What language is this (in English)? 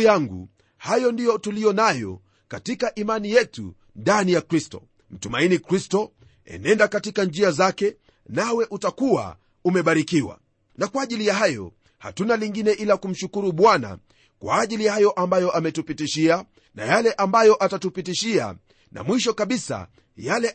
Swahili